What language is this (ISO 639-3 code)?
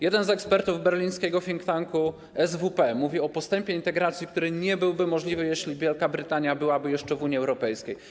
pol